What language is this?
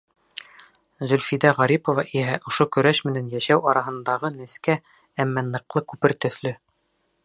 Bashkir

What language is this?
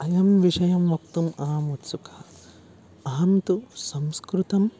Sanskrit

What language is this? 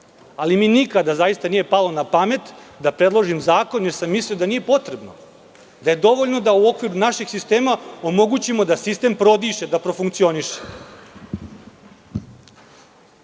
Serbian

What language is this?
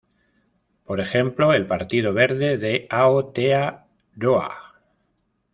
Spanish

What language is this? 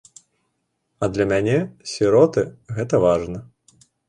Belarusian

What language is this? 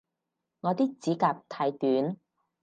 Cantonese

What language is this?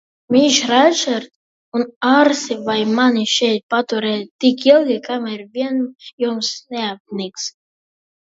Latvian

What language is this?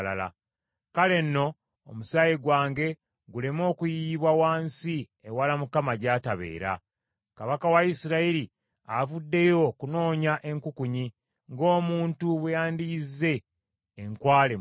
Ganda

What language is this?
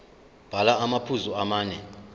Zulu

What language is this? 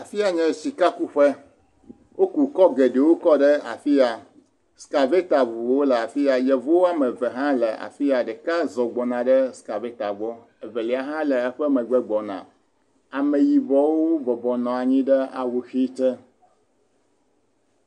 Ewe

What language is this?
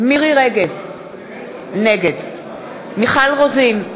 Hebrew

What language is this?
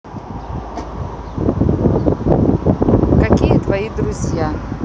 Russian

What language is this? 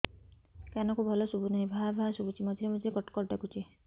Odia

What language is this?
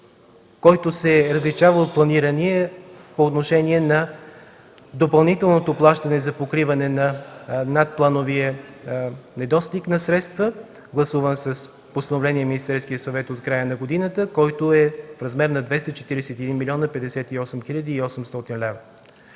Bulgarian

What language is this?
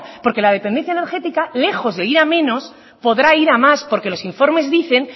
Spanish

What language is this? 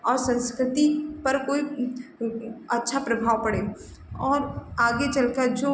Hindi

